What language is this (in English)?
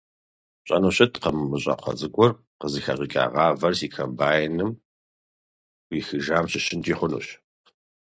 Kabardian